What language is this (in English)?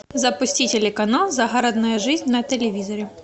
Russian